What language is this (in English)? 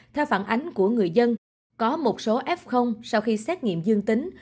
Vietnamese